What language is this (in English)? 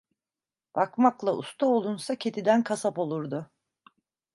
Turkish